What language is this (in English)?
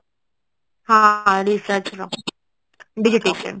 Odia